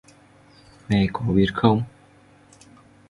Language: Vietnamese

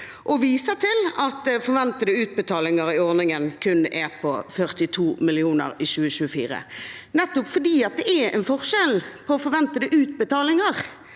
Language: Norwegian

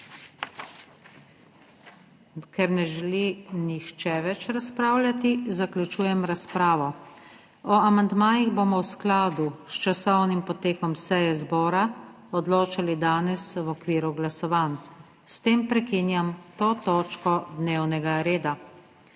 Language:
Slovenian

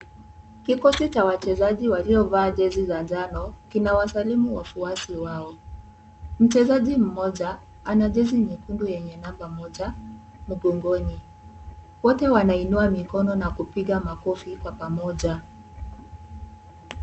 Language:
Swahili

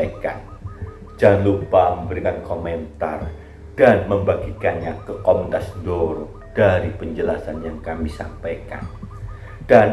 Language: Indonesian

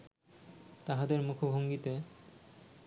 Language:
Bangla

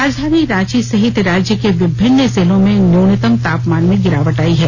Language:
Hindi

